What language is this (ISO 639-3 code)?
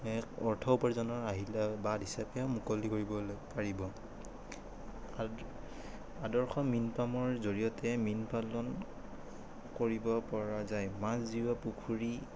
asm